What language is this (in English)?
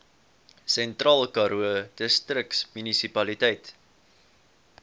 Afrikaans